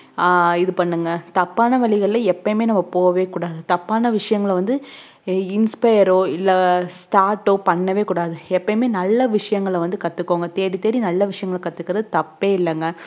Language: Tamil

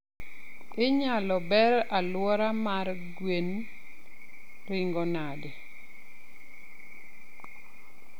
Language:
Luo (Kenya and Tanzania)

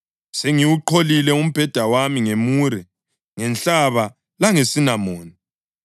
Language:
North Ndebele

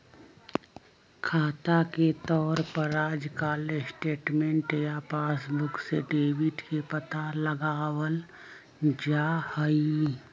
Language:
Magahi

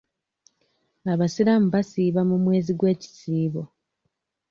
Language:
Ganda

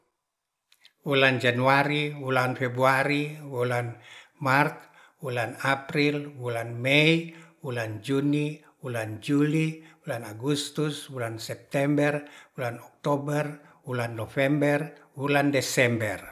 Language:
Ratahan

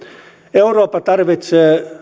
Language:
Finnish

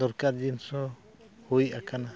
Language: Santali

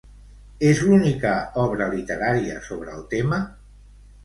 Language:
Catalan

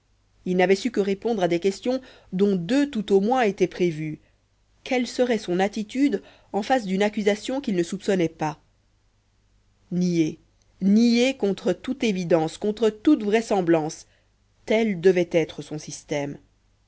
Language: French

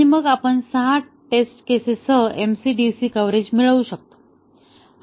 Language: Marathi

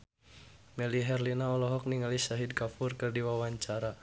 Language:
Sundanese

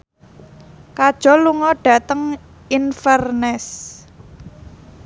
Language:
Javanese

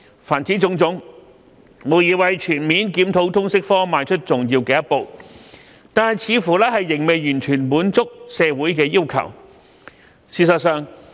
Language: Cantonese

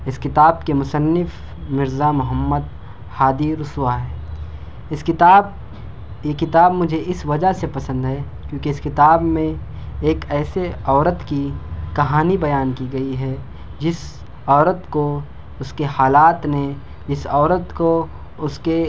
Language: Urdu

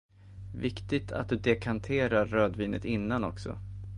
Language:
Swedish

